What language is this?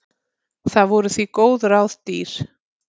Icelandic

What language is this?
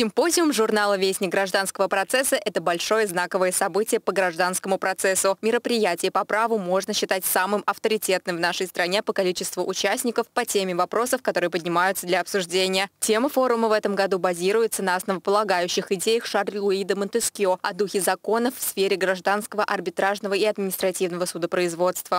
Russian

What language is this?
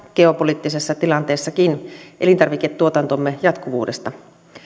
Finnish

